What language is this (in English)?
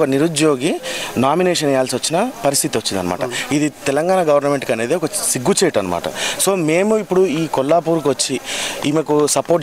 Arabic